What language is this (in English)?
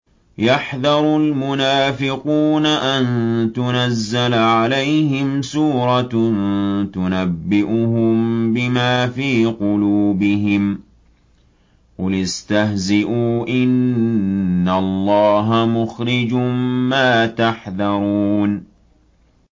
Arabic